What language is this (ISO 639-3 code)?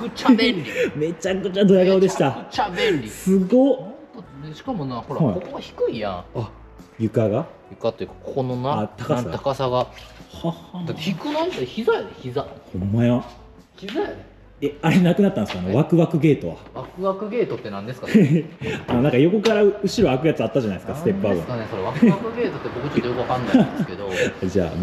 jpn